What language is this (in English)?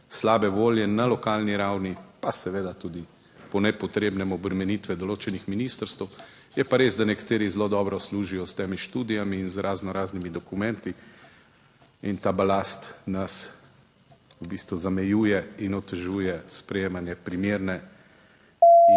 Slovenian